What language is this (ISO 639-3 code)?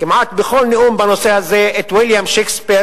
heb